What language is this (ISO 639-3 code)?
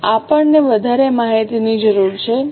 guj